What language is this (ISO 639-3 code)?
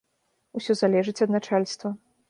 bel